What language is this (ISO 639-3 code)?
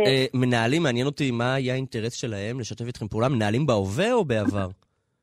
heb